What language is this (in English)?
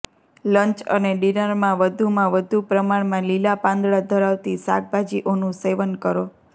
Gujarati